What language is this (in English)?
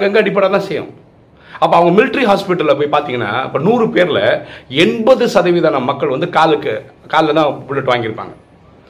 Tamil